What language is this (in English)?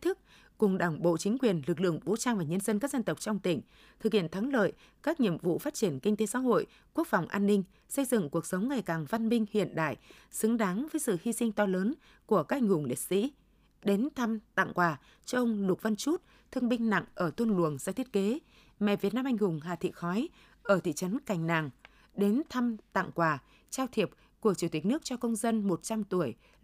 Vietnamese